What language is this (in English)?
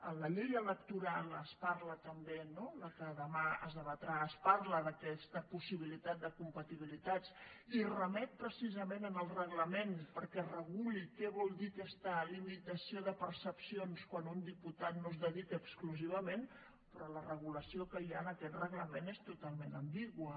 Catalan